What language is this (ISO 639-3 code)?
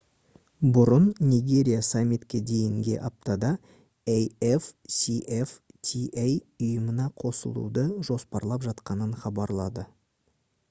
kaz